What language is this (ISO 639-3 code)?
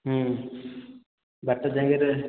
ori